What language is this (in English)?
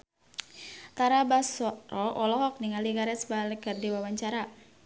Sundanese